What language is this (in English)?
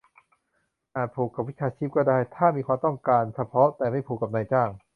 Thai